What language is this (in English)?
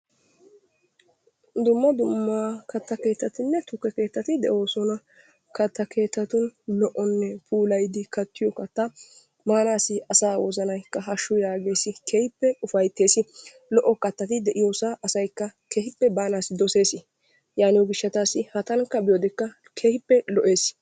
Wolaytta